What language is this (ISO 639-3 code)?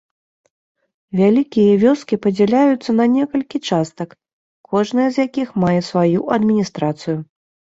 bel